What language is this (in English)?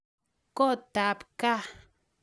Kalenjin